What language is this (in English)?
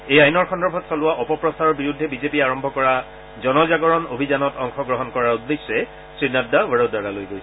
Assamese